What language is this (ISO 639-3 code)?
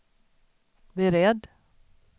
swe